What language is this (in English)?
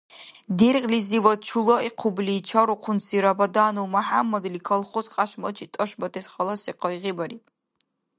Dargwa